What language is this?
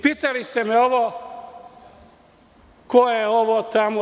Serbian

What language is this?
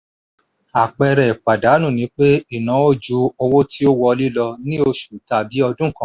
Yoruba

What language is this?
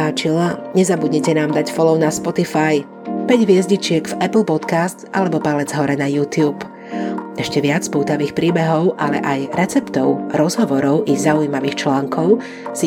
Slovak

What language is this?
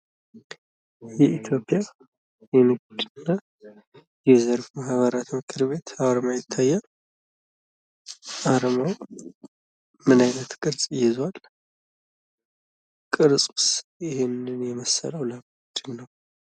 Amharic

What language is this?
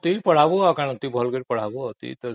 Odia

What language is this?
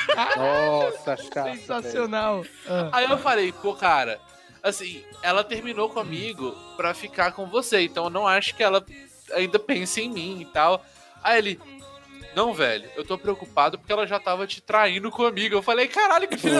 Portuguese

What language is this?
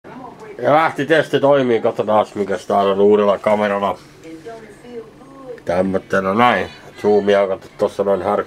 Finnish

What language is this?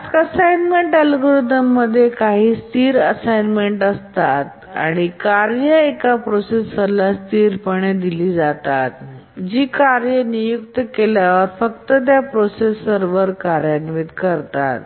Marathi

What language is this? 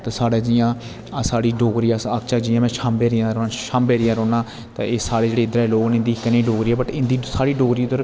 Dogri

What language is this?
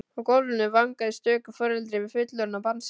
Icelandic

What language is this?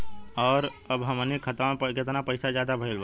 Bhojpuri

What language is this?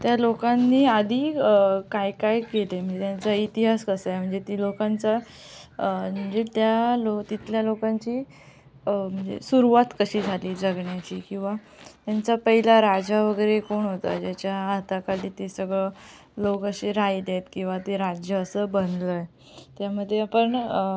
Marathi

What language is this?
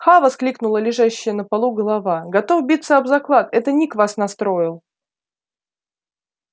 Russian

